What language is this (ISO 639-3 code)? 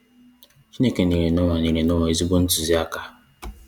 ibo